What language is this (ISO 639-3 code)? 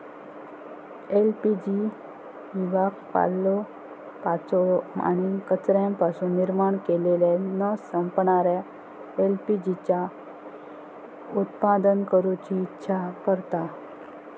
mar